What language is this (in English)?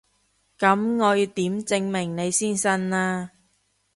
Cantonese